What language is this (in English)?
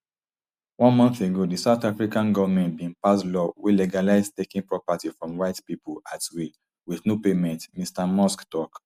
Nigerian Pidgin